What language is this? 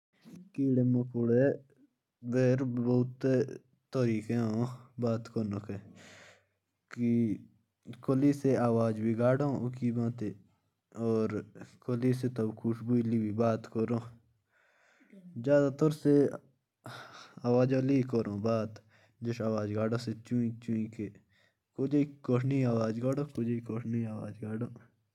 Jaunsari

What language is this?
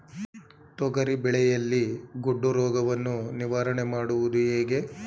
Kannada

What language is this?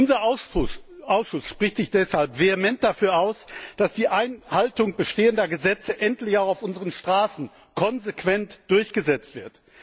German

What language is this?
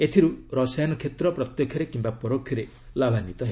Odia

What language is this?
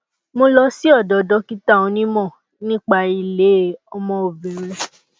Yoruba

